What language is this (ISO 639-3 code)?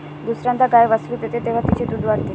mar